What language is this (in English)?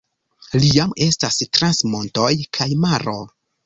Esperanto